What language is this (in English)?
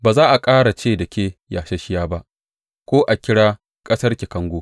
Hausa